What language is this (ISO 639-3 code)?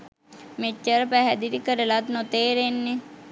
sin